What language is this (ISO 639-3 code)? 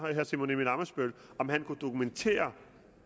dan